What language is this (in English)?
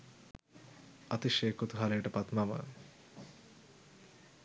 Sinhala